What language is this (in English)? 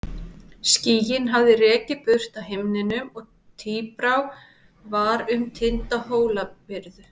Icelandic